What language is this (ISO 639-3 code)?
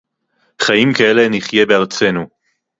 heb